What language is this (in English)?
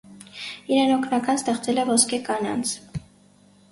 Armenian